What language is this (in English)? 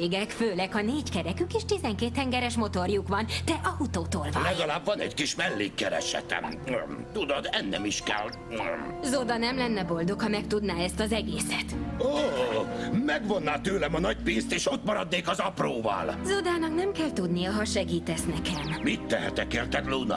Hungarian